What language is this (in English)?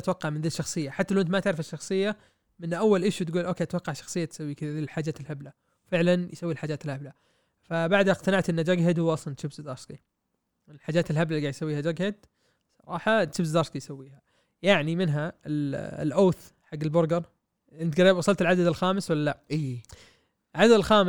Arabic